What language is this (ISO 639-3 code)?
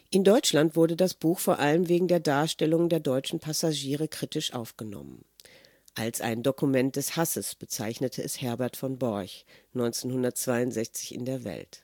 deu